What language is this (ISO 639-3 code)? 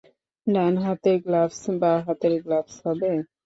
ben